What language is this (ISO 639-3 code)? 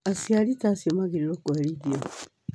kik